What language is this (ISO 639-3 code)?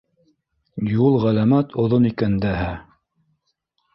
bak